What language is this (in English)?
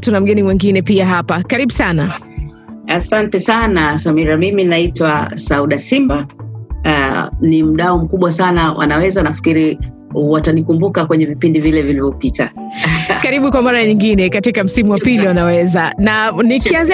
Swahili